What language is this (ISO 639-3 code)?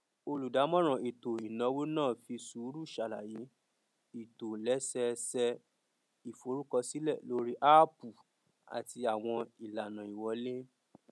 yor